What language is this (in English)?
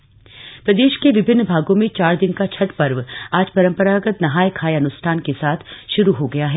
Hindi